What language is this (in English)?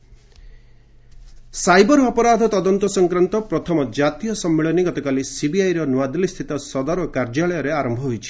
Odia